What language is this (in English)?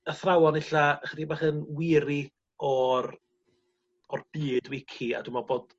Welsh